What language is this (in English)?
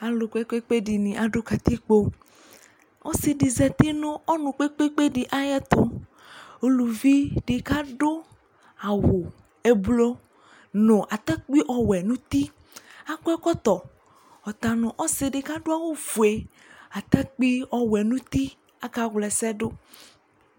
Ikposo